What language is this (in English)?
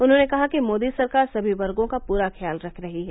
Hindi